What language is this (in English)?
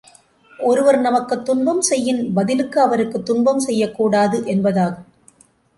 Tamil